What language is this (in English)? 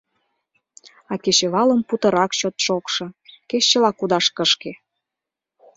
Mari